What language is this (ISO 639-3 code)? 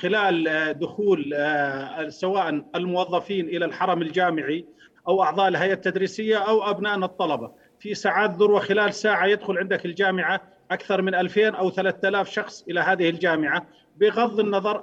ara